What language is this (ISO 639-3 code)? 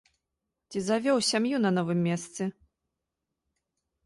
bel